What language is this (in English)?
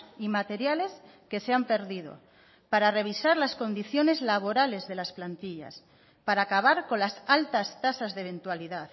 Spanish